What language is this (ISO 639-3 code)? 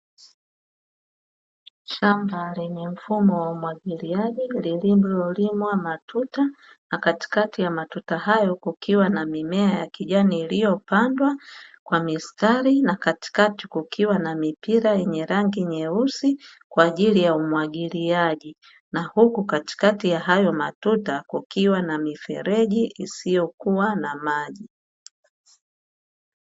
swa